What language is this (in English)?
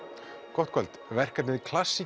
Icelandic